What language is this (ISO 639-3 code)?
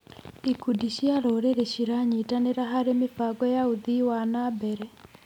kik